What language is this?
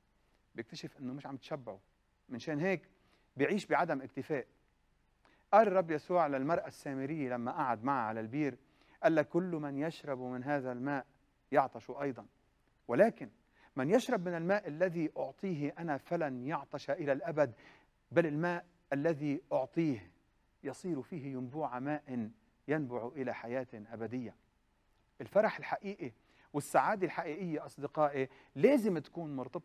Arabic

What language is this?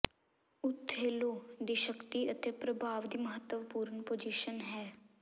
Punjabi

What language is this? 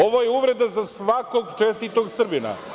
Serbian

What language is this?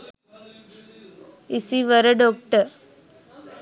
Sinhala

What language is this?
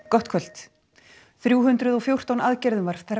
Icelandic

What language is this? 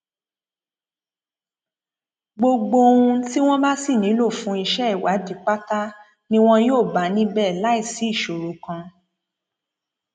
Yoruba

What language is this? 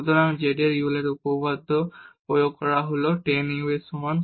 Bangla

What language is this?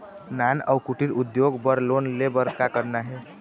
Chhattisgarhi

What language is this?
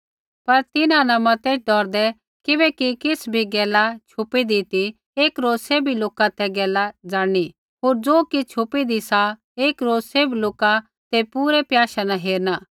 Kullu Pahari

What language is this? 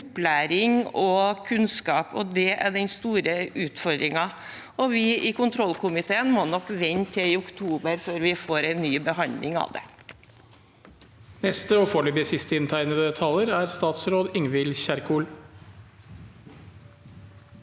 Norwegian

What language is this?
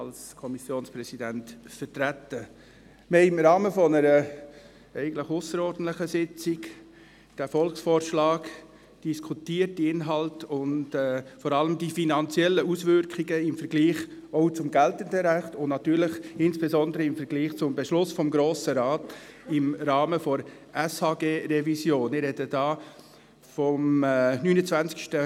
Swiss German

